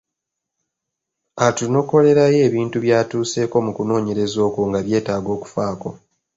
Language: Ganda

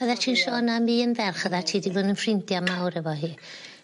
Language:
Welsh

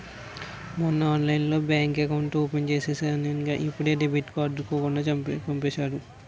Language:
Telugu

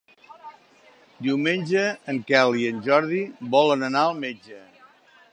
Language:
Catalan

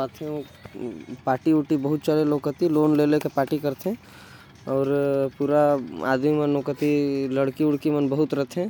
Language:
Korwa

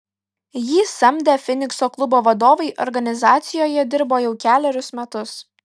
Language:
Lithuanian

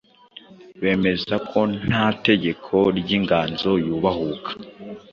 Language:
Kinyarwanda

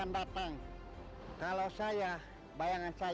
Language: Indonesian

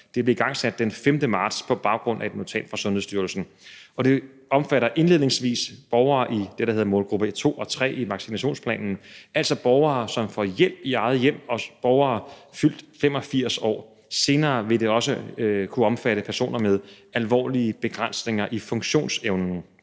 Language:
Danish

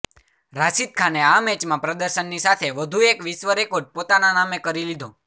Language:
Gujarati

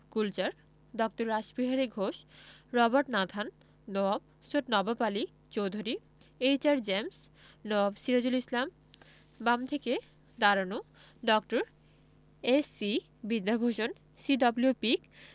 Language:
Bangla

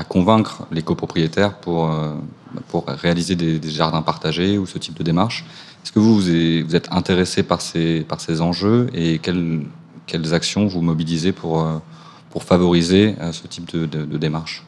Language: French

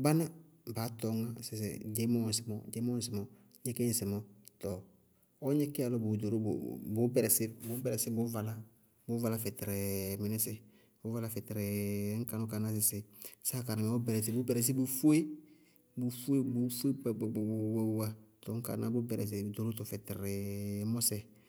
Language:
Bago-Kusuntu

